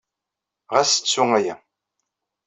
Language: Kabyle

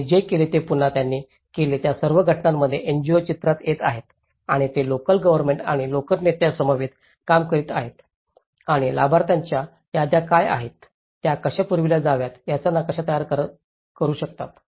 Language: Marathi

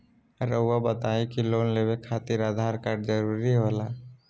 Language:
Magahi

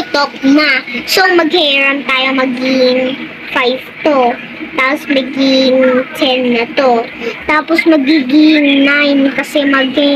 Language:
Filipino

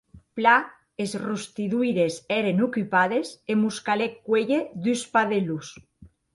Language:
Occitan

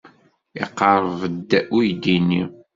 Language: Kabyle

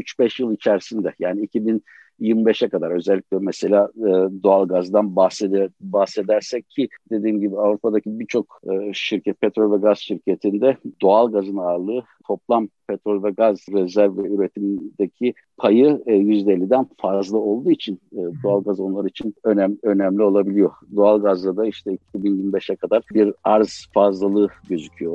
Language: Turkish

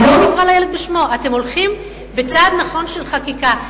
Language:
Hebrew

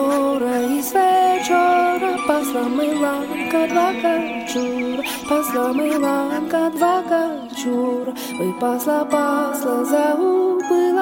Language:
Ukrainian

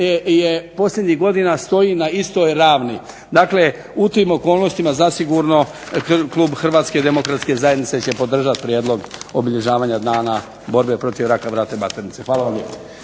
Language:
Croatian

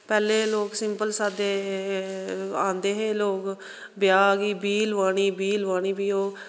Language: Dogri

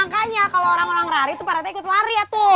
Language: Indonesian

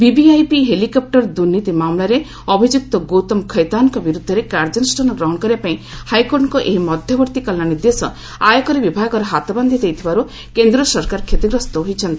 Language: Odia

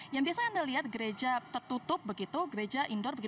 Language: Indonesian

